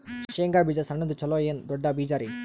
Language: Kannada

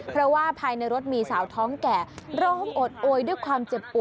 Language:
Thai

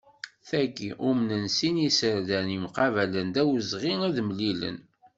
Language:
Kabyle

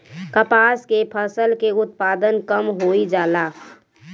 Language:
Bhojpuri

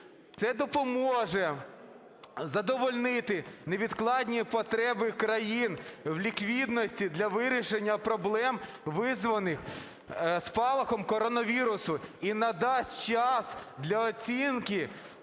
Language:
Ukrainian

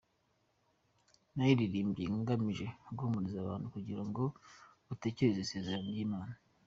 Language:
Kinyarwanda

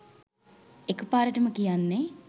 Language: Sinhala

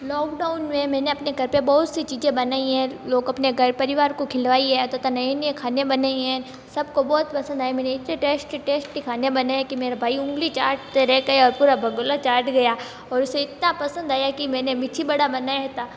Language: Hindi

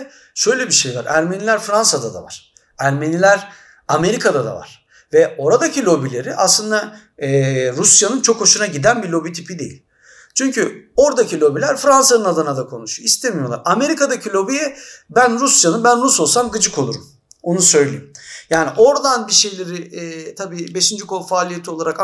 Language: Turkish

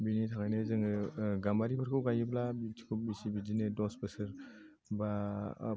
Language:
Bodo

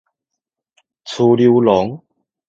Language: Min Nan Chinese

